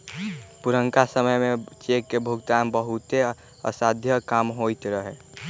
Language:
Magahi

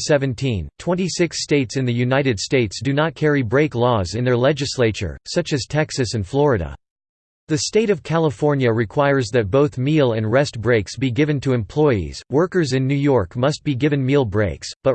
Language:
English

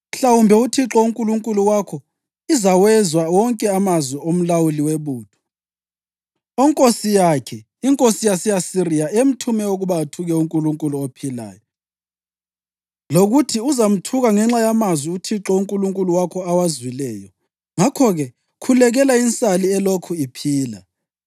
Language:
North Ndebele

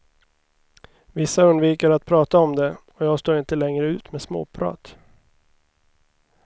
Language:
Swedish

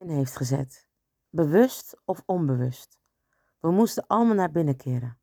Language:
Dutch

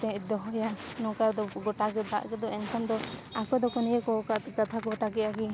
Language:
Santali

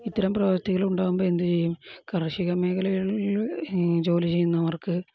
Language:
Malayalam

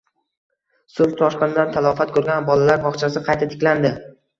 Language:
Uzbek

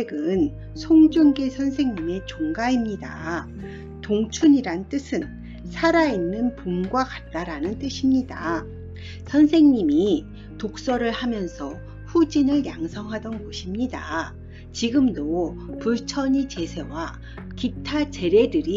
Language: Korean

